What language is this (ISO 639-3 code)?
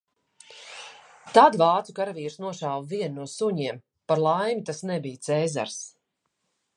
lav